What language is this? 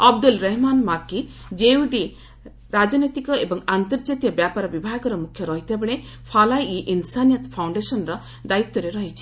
Odia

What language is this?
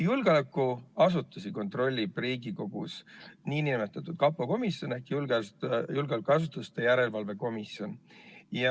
Estonian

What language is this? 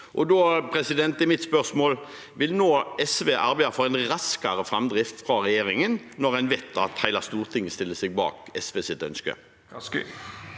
Norwegian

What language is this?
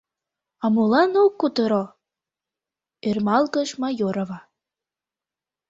Mari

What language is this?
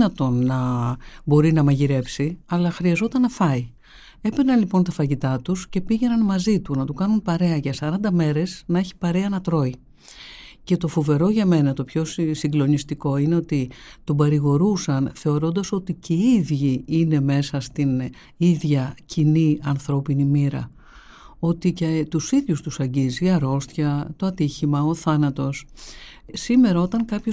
Greek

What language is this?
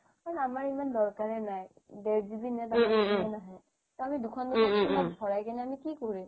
Assamese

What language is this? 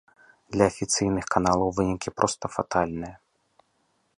Belarusian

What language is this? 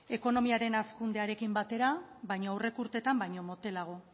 Basque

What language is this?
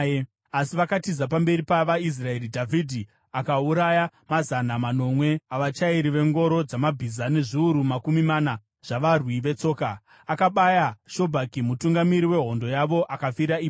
Shona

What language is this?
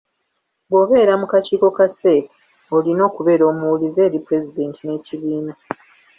Ganda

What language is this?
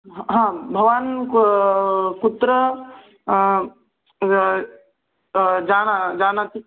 Sanskrit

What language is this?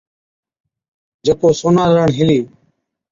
Od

